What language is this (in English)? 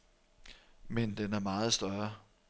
Danish